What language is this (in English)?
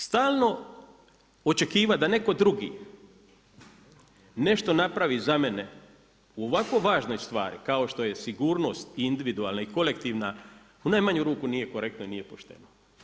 Croatian